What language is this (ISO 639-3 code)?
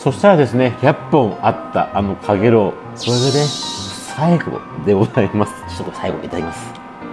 jpn